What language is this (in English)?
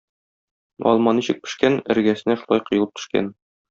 Tatar